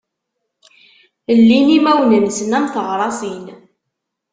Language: Kabyle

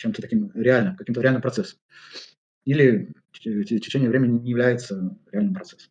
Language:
Russian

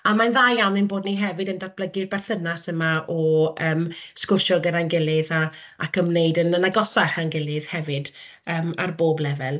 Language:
Welsh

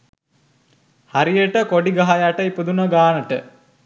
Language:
Sinhala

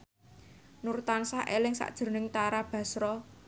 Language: Javanese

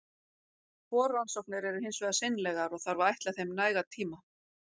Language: Icelandic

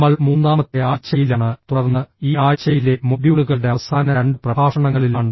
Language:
Malayalam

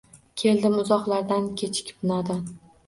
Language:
Uzbek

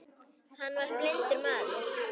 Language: Icelandic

